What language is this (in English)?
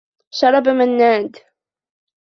Arabic